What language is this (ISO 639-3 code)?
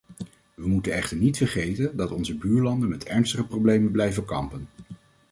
nld